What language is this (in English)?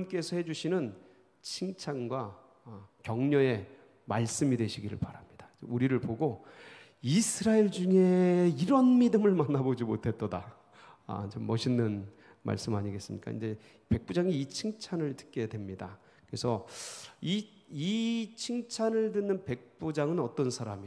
Korean